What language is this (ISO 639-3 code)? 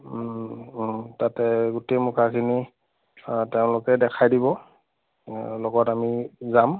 asm